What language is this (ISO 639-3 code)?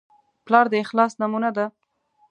pus